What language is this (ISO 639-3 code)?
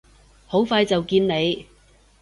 yue